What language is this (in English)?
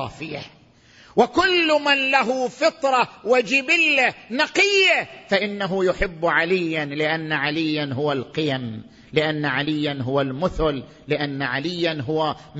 Arabic